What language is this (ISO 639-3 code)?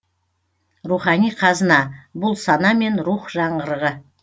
kaz